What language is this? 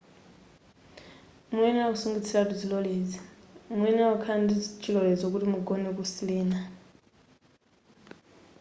Nyanja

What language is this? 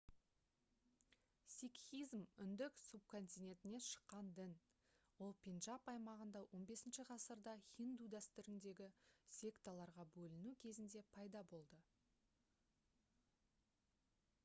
Kazakh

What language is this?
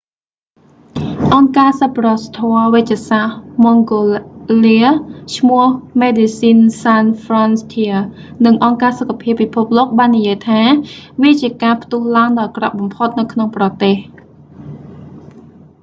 Khmer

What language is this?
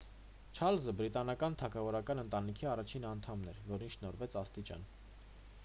Armenian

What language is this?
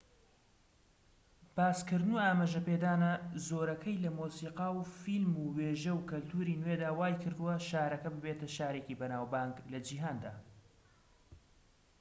Central Kurdish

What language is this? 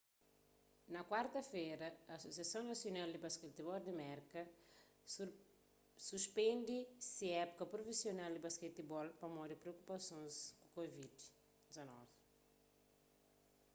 Kabuverdianu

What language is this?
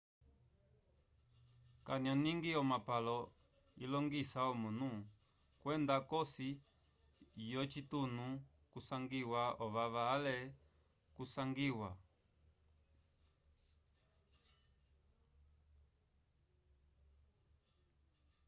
Umbundu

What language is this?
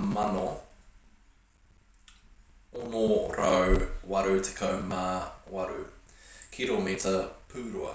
Māori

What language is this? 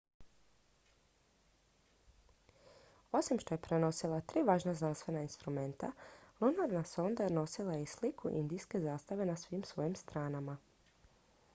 Croatian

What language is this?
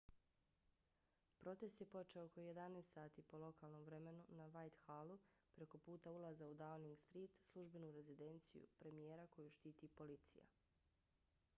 Bosnian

